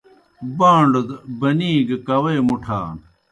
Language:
Kohistani Shina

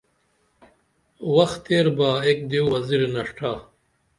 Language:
Dameli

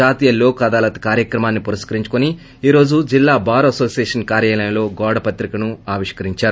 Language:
Telugu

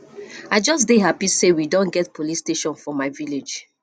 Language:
Nigerian Pidgin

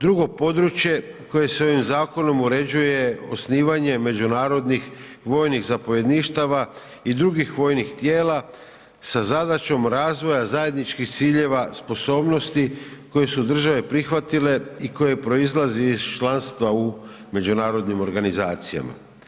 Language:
Croatian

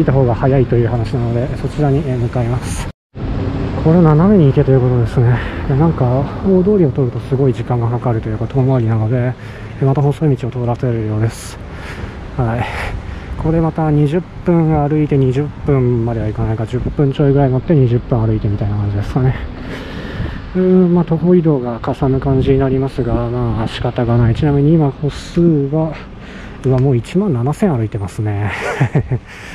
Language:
Japanese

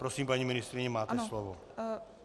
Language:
Czech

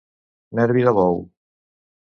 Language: Catalan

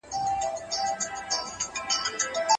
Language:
Pashto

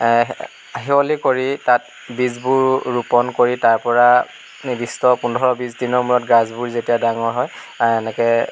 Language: Assamese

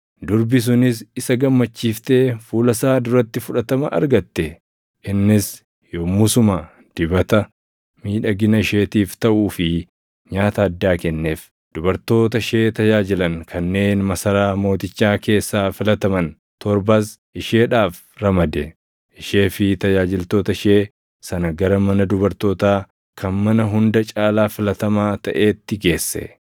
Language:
Oromo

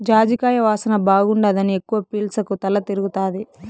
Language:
Telugu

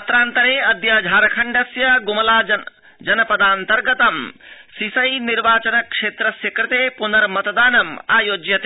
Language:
Sanskrit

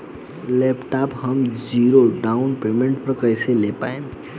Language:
Bhojpuri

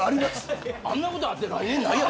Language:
Japanese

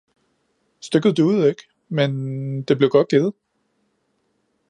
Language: Danish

